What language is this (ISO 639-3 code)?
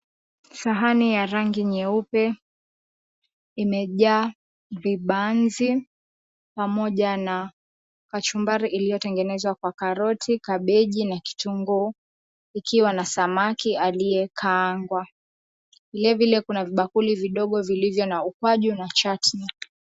swa